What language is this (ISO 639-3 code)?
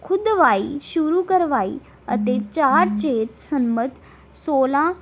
pan